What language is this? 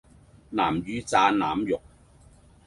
Cantonese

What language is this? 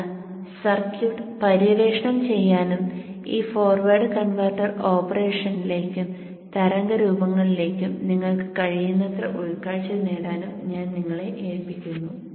Malayalam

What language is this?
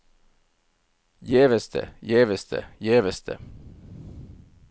Norwegian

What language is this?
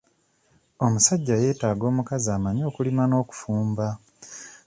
Ganda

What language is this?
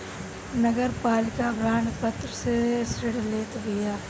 Bhojpuri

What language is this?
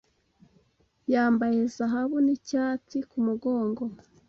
Kinyarwanda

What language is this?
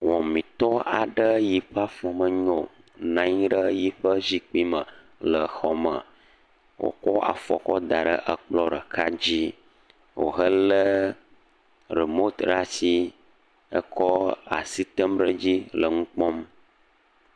Ewe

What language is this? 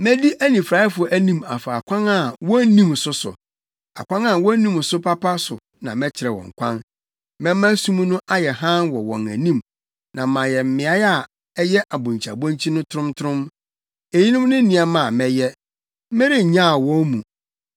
Akan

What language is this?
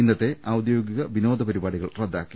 Malayalam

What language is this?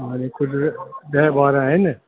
Sindhi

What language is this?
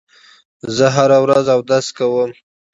Pashto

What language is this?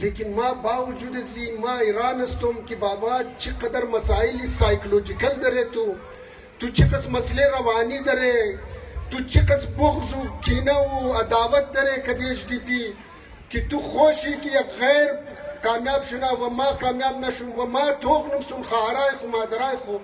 Arabic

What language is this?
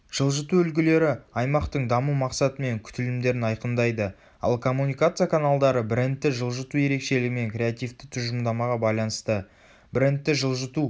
Kazakh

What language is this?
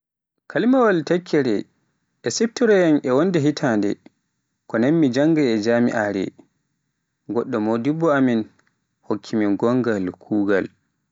Pular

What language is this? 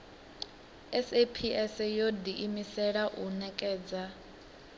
Venda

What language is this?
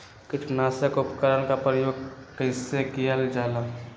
Magahi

